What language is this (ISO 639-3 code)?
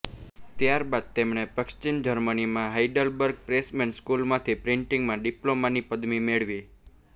guj